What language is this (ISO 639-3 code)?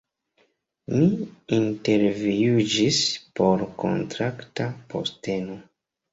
epo